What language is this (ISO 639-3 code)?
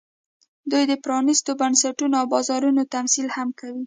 pus